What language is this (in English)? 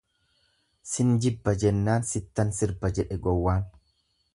Oromo